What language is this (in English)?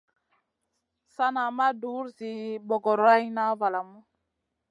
Masana